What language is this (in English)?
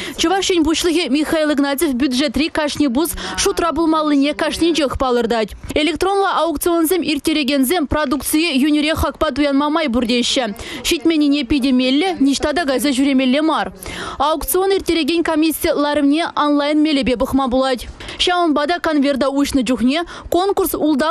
Russian